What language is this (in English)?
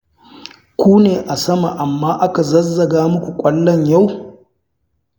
Hausa